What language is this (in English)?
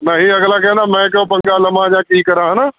Punjabi